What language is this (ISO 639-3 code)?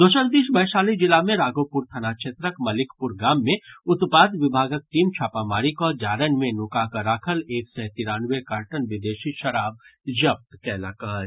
mai